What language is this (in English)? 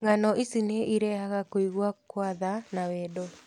Kikuyu